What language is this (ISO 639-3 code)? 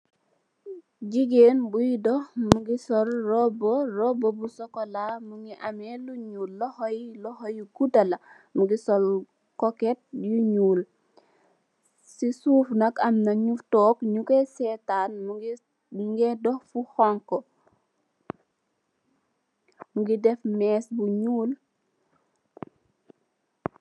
wol